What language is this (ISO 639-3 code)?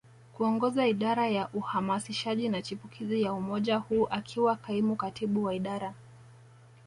swa